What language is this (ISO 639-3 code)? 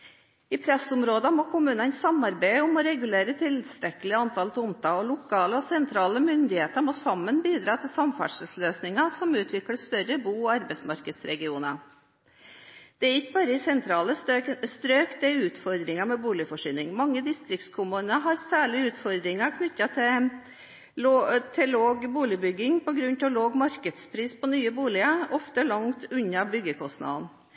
nob